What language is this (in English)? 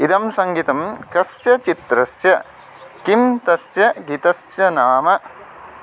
Sanskrit